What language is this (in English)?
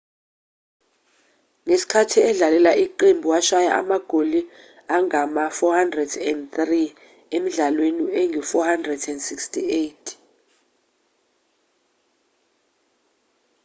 Zulu